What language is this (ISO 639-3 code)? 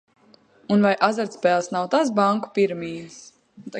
lav